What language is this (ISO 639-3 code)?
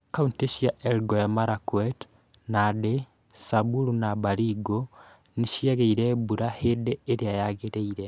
kik